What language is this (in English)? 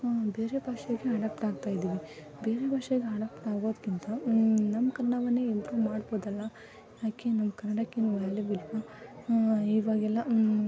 Kannada